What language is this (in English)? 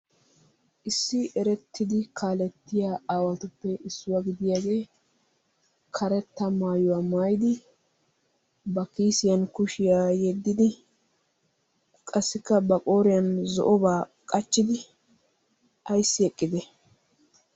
Wolaytta